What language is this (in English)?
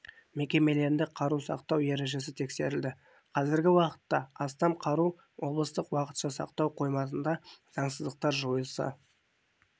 Kazakh